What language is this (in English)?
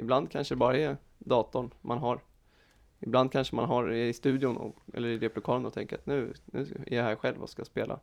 Swedish